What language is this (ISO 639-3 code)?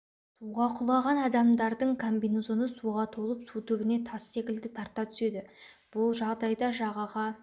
kaz